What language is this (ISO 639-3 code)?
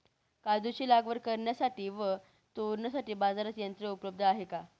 mar